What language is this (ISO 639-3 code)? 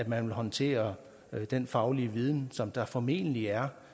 dan